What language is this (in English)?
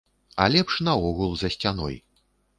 Belarusian